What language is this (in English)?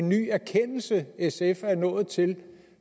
Danish